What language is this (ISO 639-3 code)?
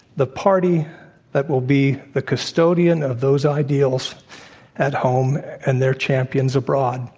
eng